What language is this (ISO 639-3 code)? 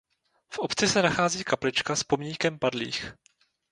ces